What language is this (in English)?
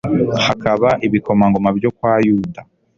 Kinyarwanda